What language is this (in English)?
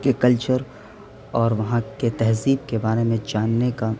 Urdu